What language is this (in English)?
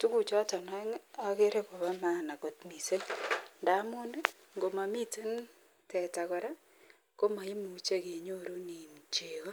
Kalenjin